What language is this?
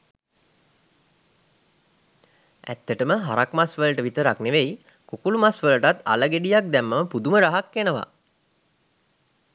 Sinhala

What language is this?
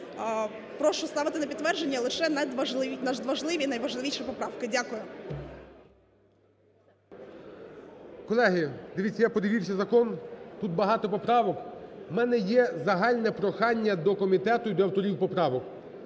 Ukrainian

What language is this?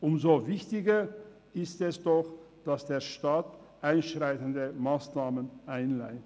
Swiss German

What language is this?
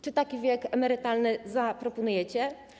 Polish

